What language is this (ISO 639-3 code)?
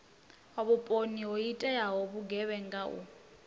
ven